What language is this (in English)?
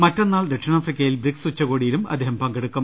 Malayalam